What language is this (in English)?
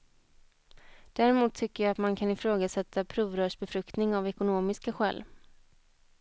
Swedish